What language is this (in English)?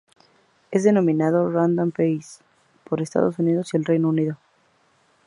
Spanish